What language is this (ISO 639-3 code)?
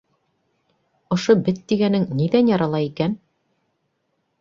bak